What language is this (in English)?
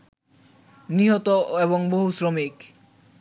Bangla